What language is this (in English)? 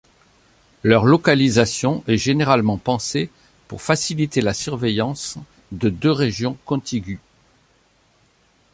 French